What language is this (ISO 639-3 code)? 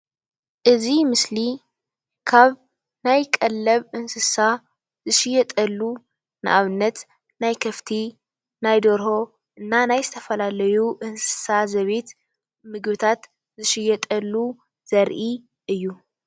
tir